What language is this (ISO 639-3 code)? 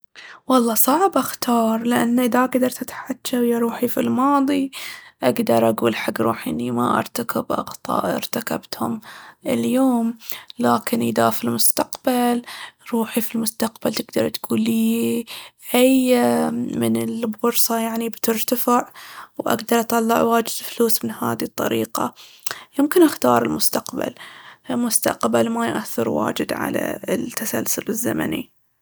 abv